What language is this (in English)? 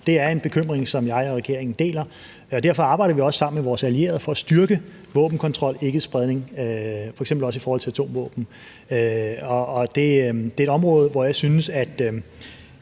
Danish